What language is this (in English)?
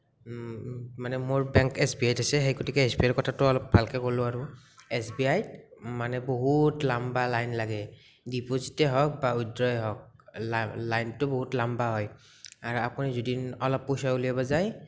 Assamese